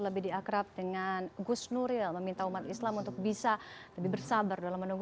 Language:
Indonesian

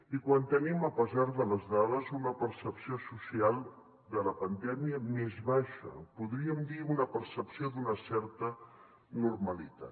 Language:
Catalan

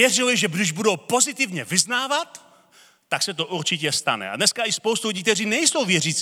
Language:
Czech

